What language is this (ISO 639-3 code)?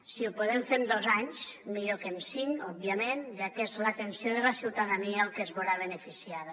cat